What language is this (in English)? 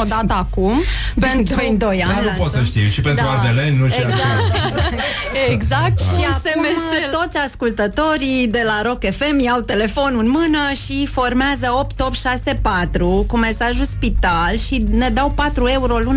Romanian